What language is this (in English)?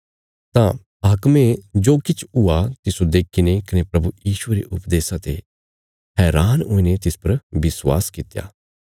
Bilaspuri